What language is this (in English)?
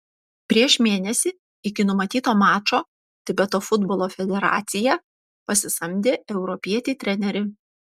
Lithuanian